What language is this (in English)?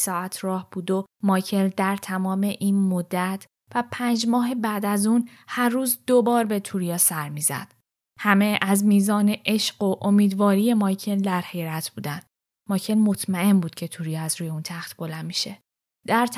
Persian